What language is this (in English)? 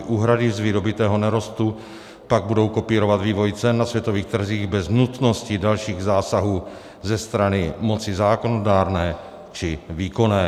Czech